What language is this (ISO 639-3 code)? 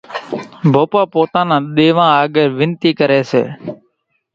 gjk